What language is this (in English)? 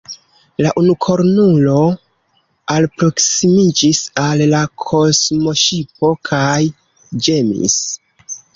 Esperanto